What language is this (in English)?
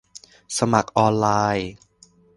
Thai